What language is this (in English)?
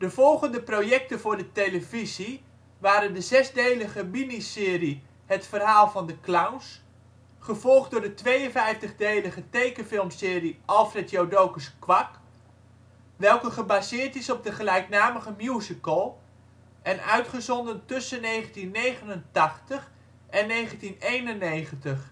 Dutch